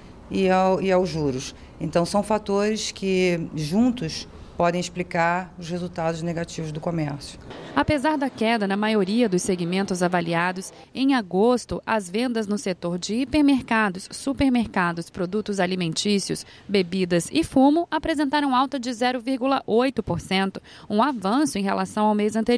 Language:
Portuguese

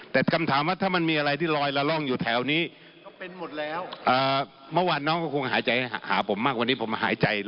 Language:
Thai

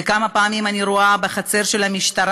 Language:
Hebrew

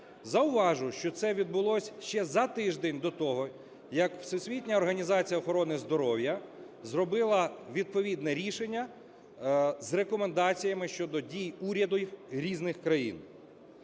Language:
Ukrainian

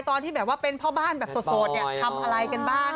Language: Thai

